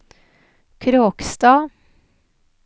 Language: Norwegian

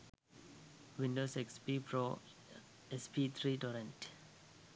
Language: Sinhala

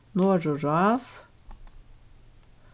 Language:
Faroese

